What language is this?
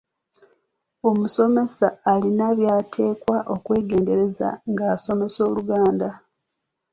Ganda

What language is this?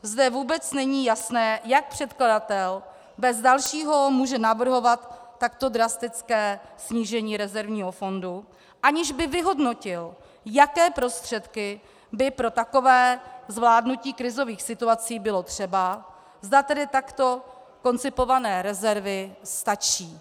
Czech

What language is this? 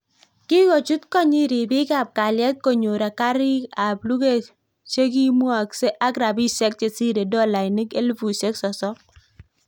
Kalenjin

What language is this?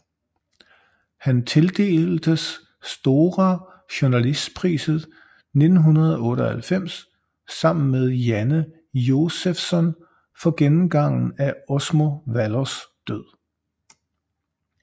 Danish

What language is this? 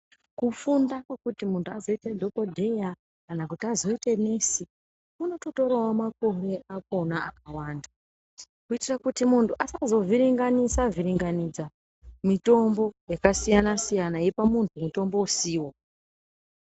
Ndau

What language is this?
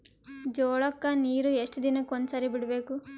Kannada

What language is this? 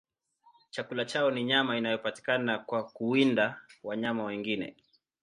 Swahili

